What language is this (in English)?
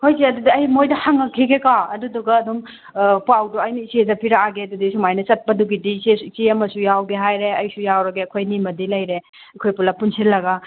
Manipuri